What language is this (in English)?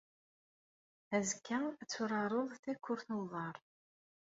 Kabyle